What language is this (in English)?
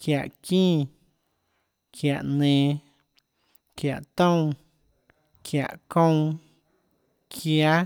Tlacoatzintepec Chinantec